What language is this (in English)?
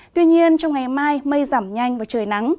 Vietnamese